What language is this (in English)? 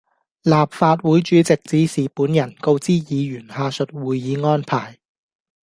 Cantonese